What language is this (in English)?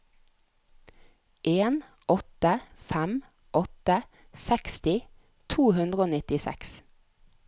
Norwegian